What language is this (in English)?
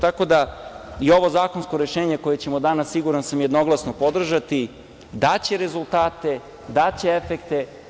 Serbian